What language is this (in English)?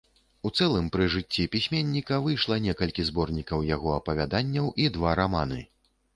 Belarusian